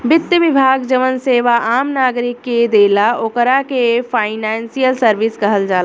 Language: Bhojpuri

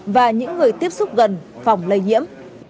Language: Vietnamese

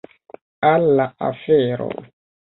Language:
Esperanto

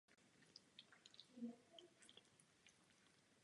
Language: Czech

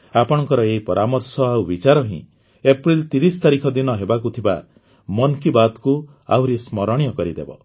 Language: Odia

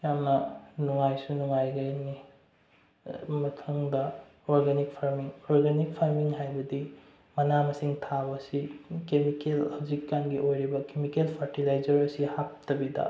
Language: Manipuri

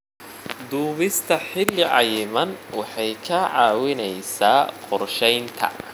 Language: Somali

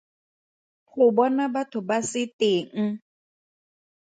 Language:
Tswana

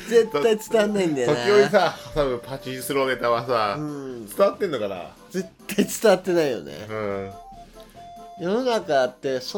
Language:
Japanese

